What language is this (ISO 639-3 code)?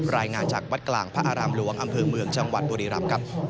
tha